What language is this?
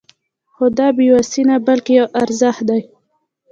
Pashto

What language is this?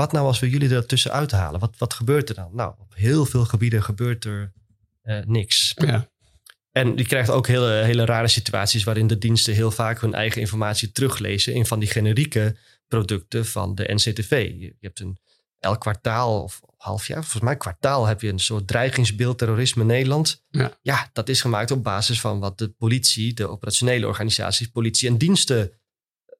Dutch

